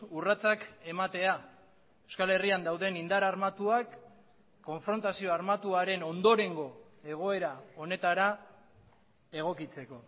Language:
Basque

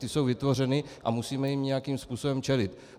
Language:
Czech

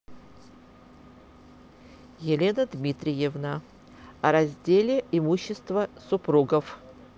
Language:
Russian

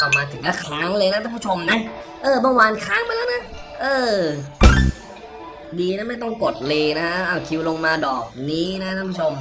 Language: Thai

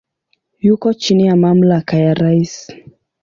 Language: Swahili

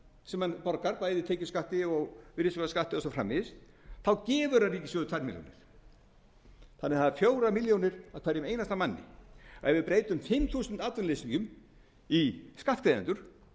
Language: Icelandic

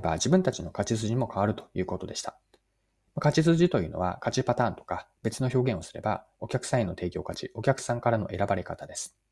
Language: Japanese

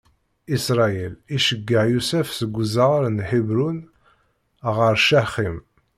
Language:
Kabyle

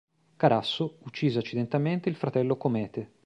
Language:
Italian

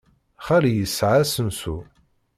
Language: Kabyle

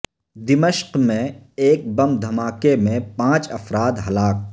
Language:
Urdu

